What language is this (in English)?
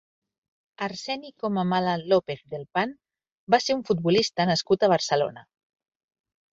Catalan